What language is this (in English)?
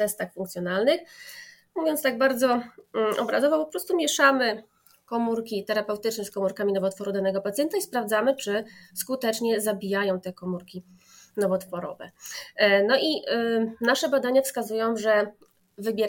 Polish